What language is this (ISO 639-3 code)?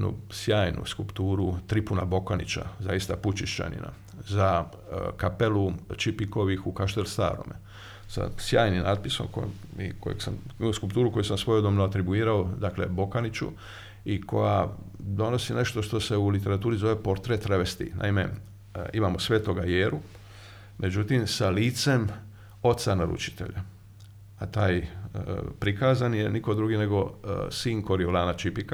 hrv